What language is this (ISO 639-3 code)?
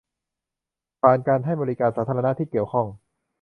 tha